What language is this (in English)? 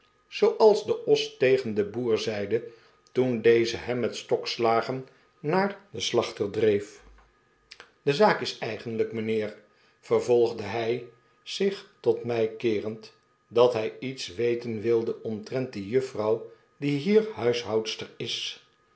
Dutch